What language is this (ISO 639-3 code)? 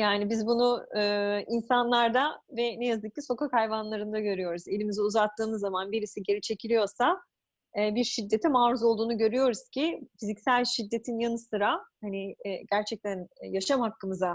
tur